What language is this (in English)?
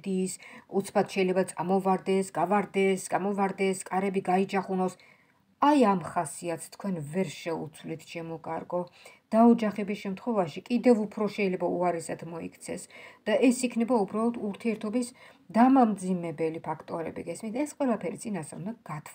Romanian